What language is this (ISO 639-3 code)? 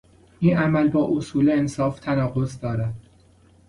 fas